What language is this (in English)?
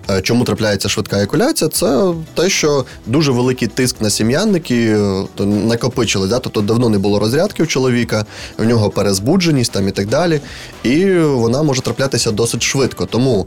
Ukrainian